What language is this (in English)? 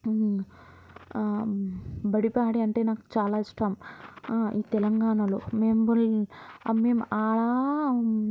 Telugu